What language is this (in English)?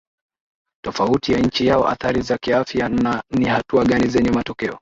Swahili